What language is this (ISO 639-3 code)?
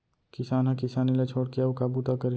hne